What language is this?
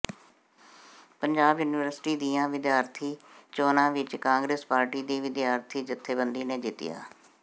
Punjabi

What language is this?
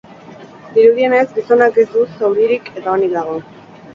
Basque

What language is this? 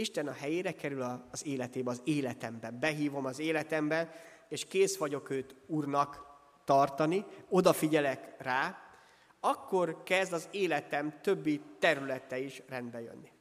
Hungarian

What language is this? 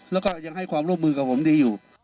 Thai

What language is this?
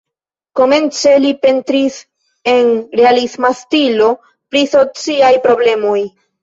Esperanto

